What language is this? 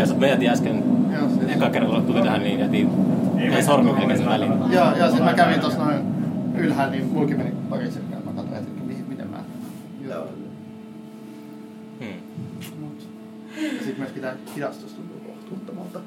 Finnish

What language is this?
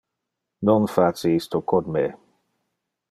Interlingua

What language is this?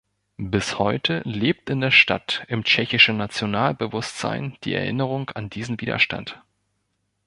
German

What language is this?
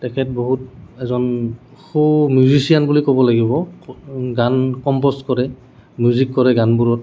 Assamese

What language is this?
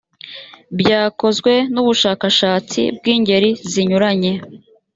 Kinyarwanda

